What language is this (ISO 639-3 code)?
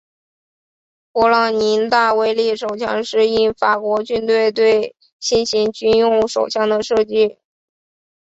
zho